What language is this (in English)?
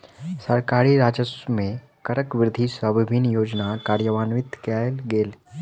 Maithili